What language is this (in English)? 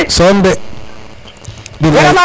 Serer